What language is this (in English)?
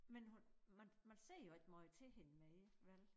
Danish